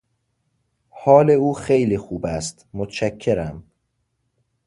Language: Persian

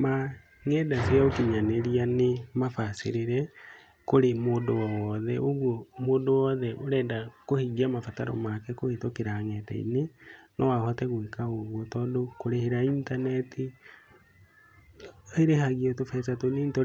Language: Kikuyu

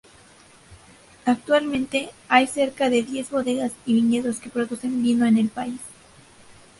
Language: Spanish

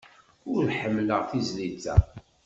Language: Kabyle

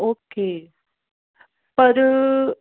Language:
Punjabi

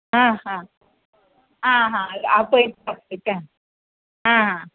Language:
Konkani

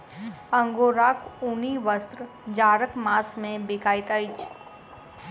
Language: Maithili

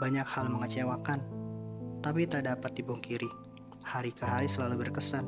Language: Indonesian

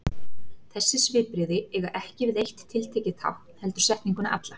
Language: Icelandic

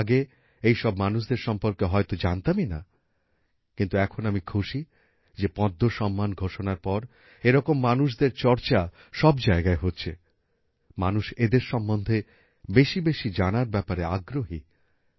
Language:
Bangla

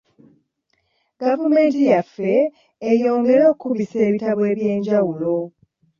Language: Ganda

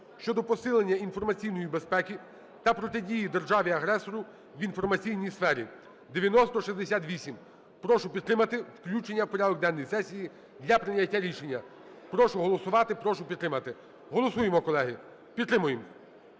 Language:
Ukrainian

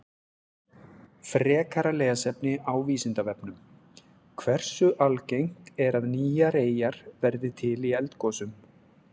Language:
Icelandic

